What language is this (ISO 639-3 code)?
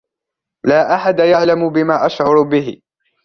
ara